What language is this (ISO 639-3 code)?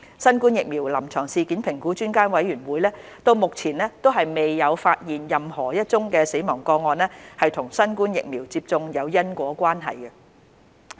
yue